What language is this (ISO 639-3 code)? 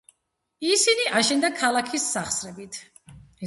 kat